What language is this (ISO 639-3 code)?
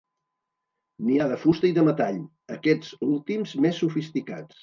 cat